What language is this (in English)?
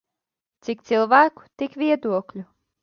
Latvian